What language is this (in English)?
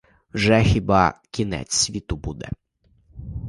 Ukrainian